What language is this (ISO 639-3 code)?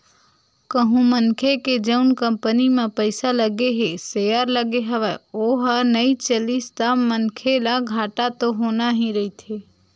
hne